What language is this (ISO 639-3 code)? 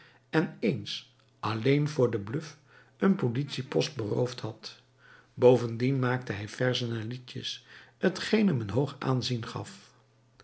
nld